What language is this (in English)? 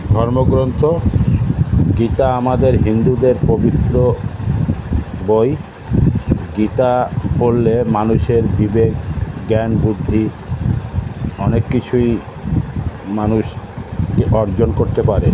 Bangla